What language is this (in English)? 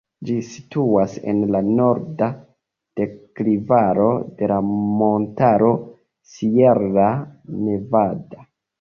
Esperanto